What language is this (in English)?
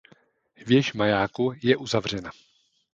Czech